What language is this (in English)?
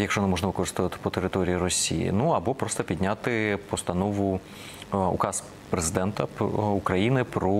Ukrainian